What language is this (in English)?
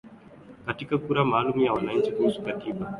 Swahili